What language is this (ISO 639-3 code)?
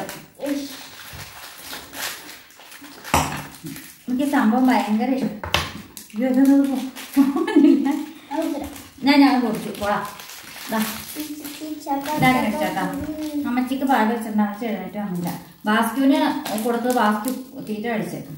mal